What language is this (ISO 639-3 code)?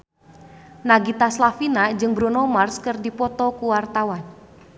sun